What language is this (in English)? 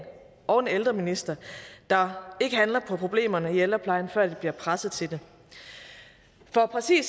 Danish